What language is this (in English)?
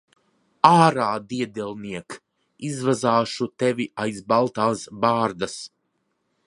Latvian